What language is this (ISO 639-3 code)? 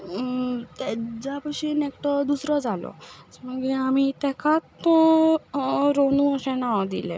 kok